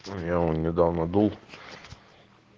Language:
Russian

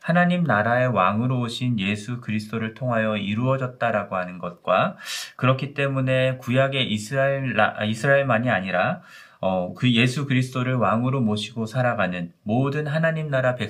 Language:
Korean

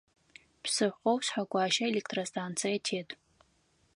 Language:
Adyghe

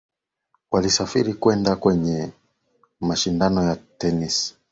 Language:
Swahili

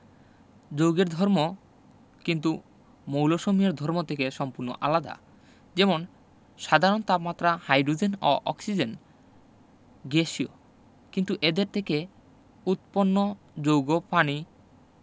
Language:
Bangla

